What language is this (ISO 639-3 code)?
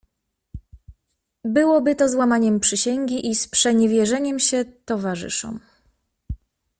pol